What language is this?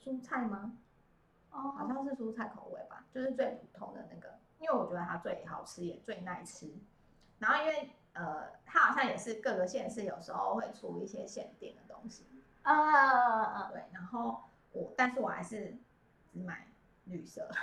Chinese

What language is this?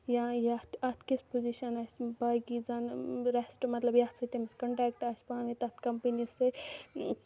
Kashmiri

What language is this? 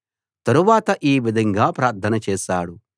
Telugu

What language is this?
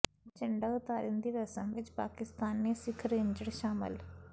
Punjabi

